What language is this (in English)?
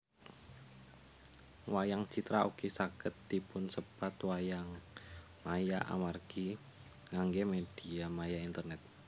Javanese